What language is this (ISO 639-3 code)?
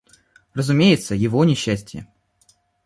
rus